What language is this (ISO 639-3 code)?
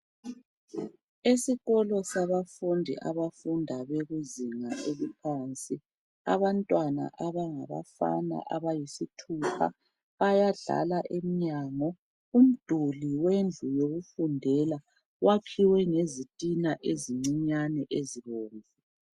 nde